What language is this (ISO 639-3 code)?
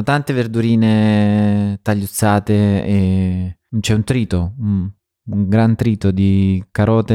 ita